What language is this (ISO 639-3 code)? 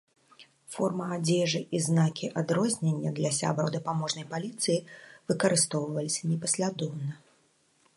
bel